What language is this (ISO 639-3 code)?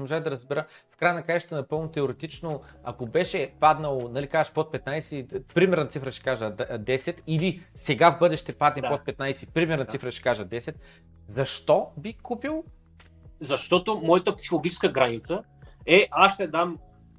bul